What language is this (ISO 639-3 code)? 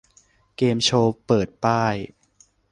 tha